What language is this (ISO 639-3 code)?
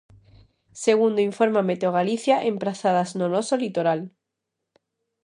glg